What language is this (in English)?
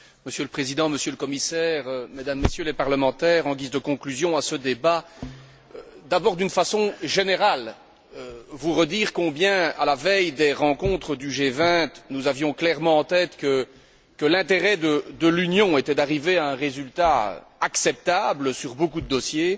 French